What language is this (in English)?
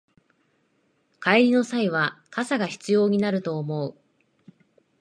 Japanese